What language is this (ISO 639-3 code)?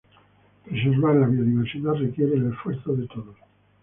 spa